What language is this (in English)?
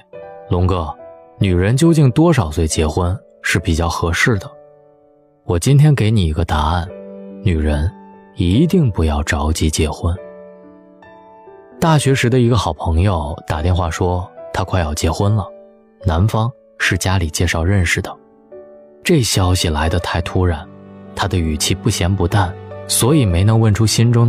Chinese